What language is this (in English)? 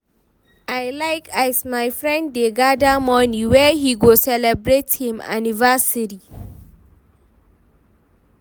Nigerian Pidgin